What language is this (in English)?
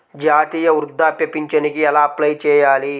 Telugu